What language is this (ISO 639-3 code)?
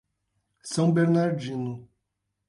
por